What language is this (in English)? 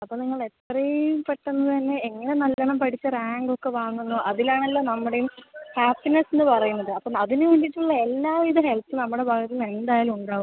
Malayalam